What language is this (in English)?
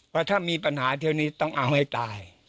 Thai